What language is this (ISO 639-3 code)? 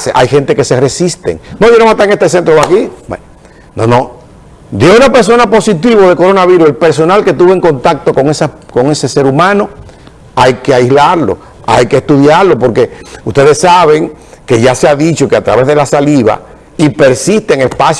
spa